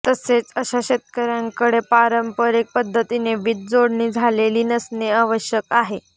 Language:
Marathi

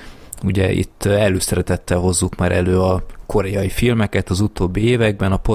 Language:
Hungarian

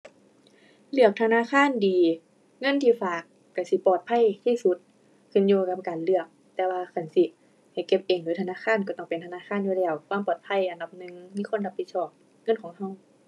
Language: Thai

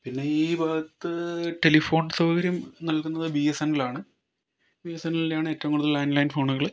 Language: Malayalam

